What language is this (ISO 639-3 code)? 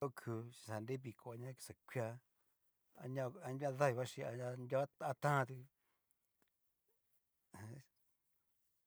miu